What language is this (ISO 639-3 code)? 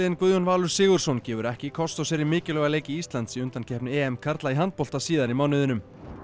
isl